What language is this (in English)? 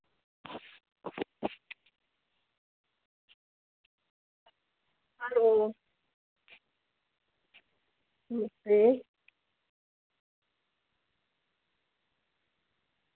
Dogri